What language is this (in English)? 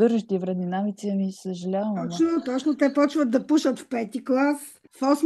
Bulgarian